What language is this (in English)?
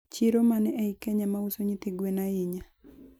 Luo (Kenya and Tanzania)